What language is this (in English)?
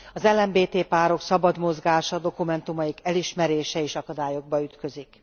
Hungarian